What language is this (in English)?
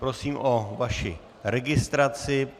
Czech